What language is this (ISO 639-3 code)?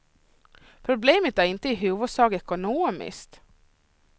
swe